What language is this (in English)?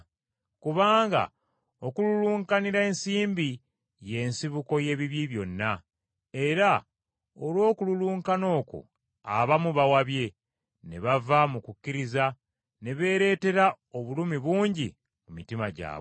Ganda